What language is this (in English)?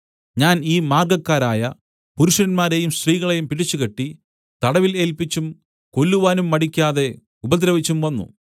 Malayalam